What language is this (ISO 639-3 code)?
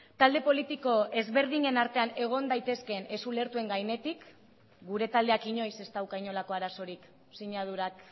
eus